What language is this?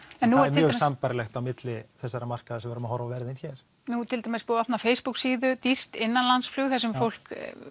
Icelandic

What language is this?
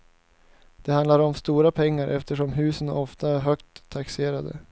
Swedish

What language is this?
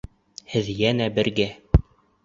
Bashkir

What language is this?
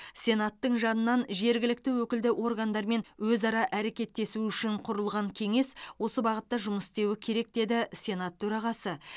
Kazakh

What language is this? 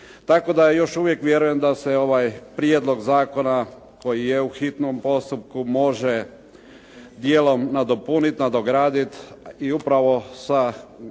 Croatian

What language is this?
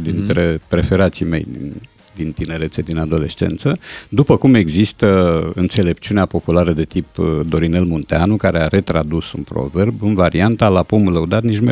Romanian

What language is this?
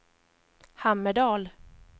Swedish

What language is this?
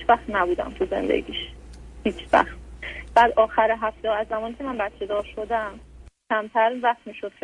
Persian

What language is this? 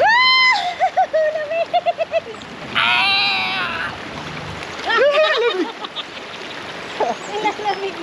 Filipino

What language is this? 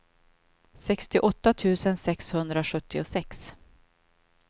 Swedish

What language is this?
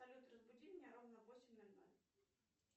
Russian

